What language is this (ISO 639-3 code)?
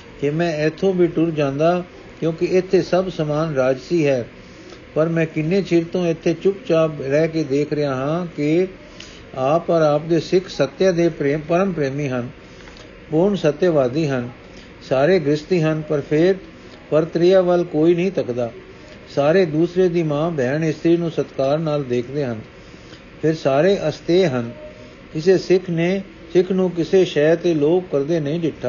pan